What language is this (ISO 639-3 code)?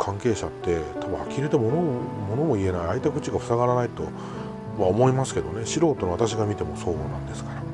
jpn